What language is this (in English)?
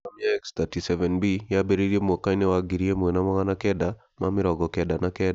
Kikuyu